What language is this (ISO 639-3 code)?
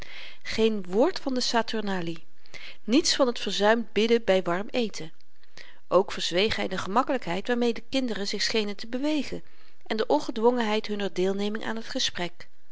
nld